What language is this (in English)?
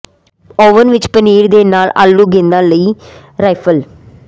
Punjabi